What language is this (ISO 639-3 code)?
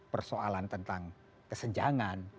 ind